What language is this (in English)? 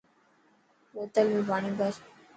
Dhatki